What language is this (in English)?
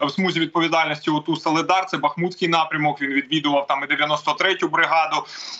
Ukrainian